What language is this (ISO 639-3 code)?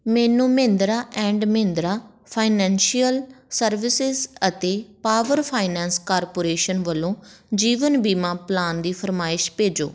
pan